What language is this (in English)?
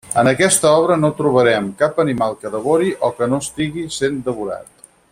Catalan